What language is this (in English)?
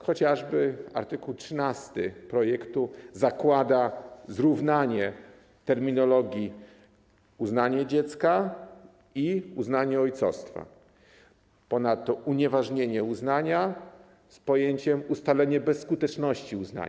Polish